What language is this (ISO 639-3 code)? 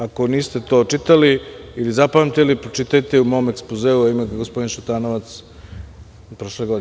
srp